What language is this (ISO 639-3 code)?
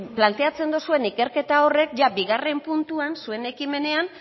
eus